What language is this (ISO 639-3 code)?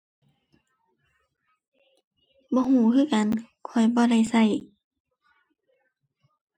tha